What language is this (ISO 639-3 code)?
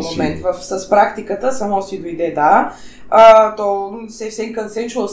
bul